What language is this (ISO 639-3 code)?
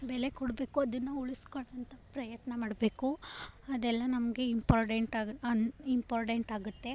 kan